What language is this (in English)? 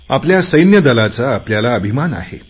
Marathi